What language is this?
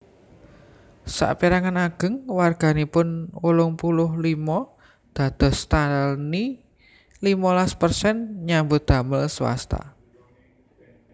Javanese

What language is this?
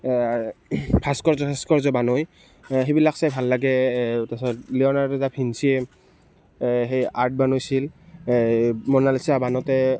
Assamese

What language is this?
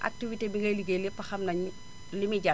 Wolof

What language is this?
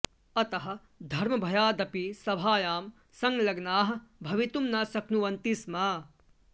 Sanskrit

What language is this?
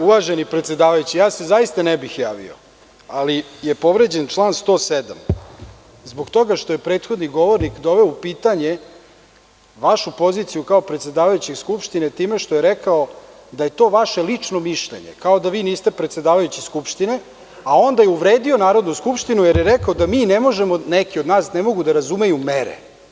Serbian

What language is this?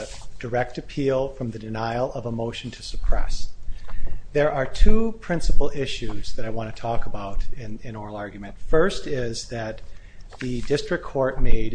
English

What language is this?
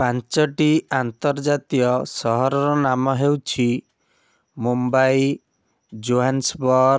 Odia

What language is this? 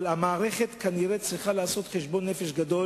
Hebrew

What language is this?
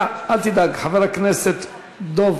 Hebrew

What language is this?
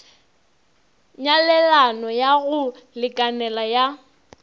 Northern Sotho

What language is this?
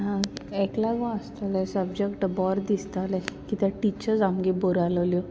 Konkani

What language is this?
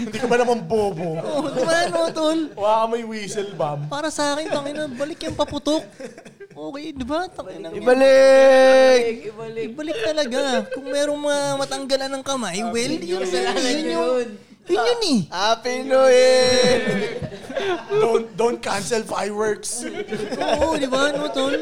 Filipino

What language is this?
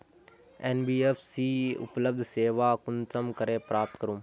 Magahi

